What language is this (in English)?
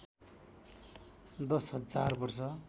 Nepali